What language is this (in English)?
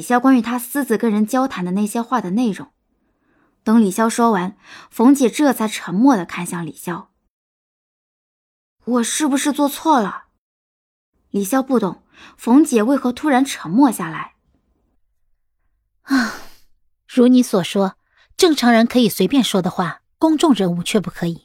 Chinese